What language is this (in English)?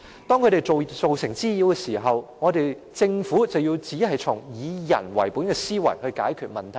Cantonese